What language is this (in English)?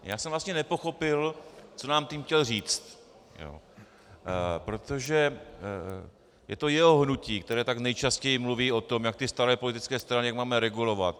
Czech